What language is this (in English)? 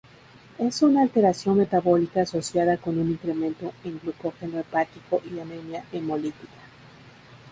Spanish